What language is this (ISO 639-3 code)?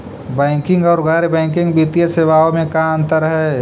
mag